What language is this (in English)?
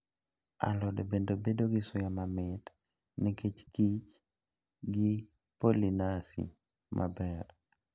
Luo (Kenya and Tanzania)